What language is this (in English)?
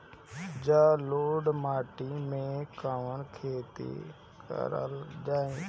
Bhojpuri